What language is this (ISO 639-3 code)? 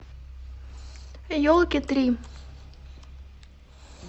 rus